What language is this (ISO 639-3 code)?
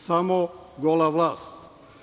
srp